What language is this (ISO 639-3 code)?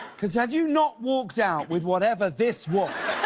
eng